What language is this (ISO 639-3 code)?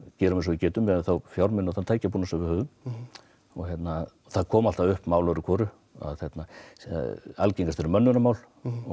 isl